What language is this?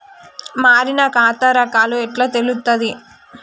Telugu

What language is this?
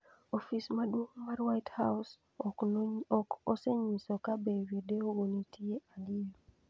Luo (Kenya and Tanzania)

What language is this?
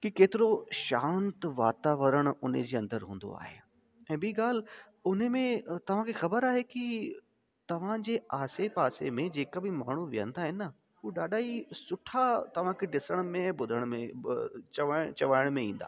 Sindhi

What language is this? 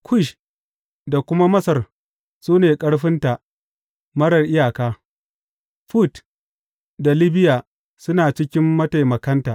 Hausa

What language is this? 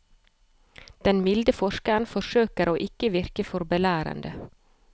Norwegian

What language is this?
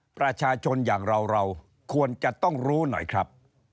Thai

